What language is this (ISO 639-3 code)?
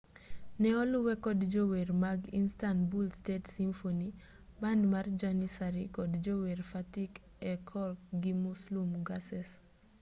luo